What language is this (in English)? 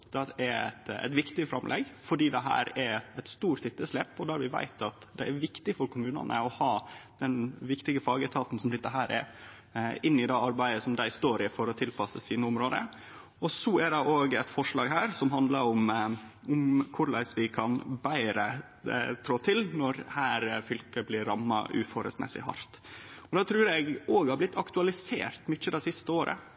Norwegian Nynorsk